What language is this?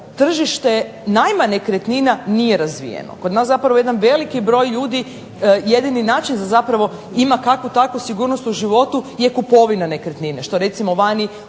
Croatian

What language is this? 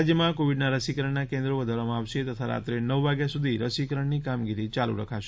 Gujarati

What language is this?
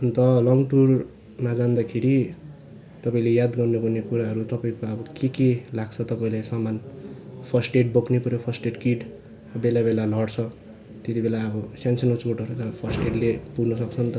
Nepali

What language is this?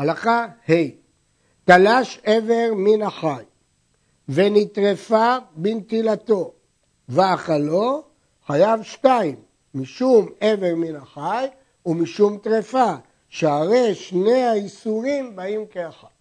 Hebrew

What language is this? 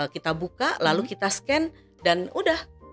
Indonesian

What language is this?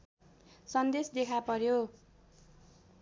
Nepali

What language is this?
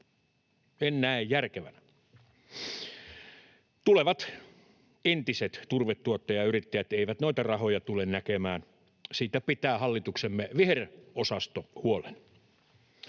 Finnish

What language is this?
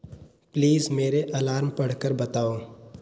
Hindi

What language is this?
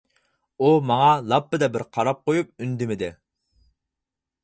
Uyghur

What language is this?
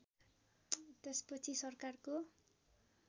Nepali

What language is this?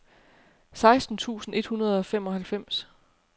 Danish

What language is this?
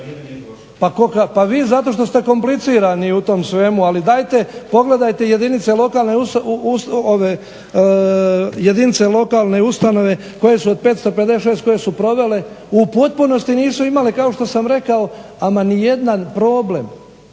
Croatian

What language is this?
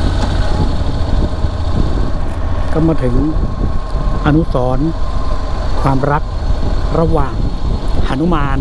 Thai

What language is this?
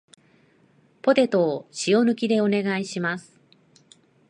Japanese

